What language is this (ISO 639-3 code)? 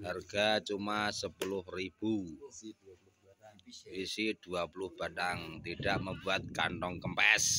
ind